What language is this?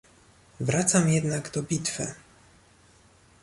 Polish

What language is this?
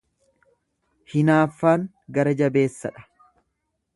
Oromo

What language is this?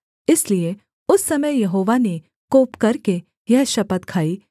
Hindi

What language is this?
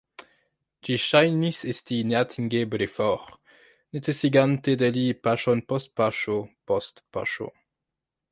Esperanto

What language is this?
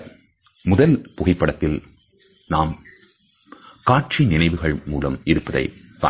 Tamil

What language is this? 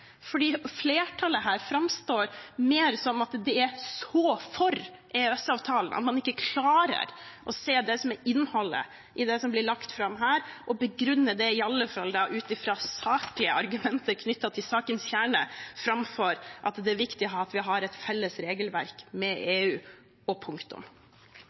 Norwegian Bokmål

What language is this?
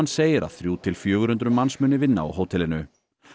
Icelandic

